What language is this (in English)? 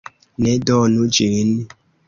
Esperanto